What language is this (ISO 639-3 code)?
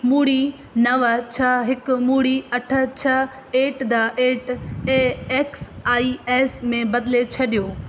snd